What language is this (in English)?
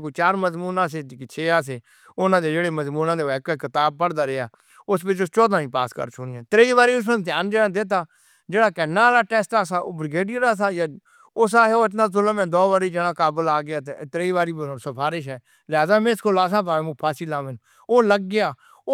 Northern Hindko